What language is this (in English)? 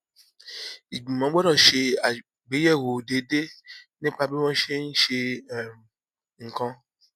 Yoruba